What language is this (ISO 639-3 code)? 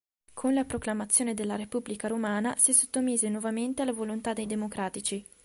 ita